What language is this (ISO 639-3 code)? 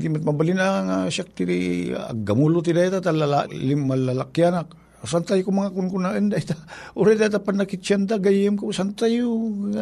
fil